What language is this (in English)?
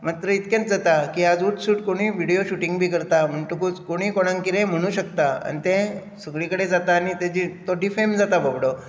Konkani